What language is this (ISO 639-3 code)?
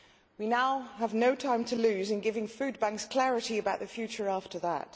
eng